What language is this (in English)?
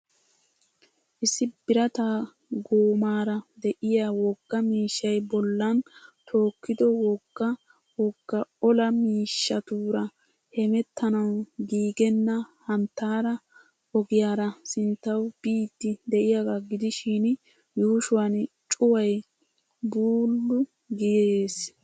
Wolaytta